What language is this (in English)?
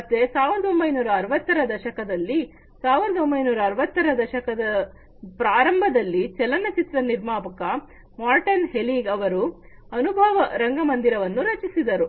Kannada